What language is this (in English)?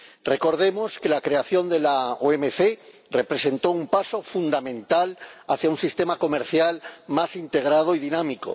Spanish